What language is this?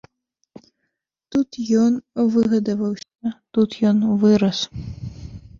Belarusian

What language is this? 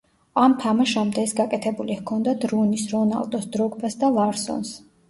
Georgian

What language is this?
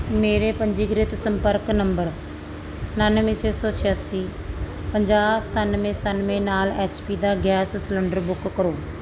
Punjabi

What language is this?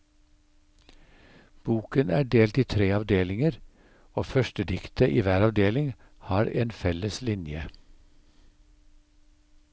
Norwegian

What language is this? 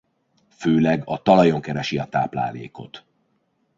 Hungarian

